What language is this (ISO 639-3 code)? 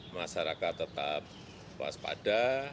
ind